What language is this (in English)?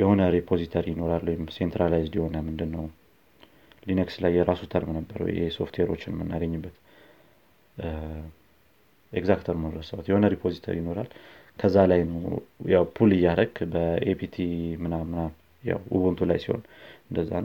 Amharic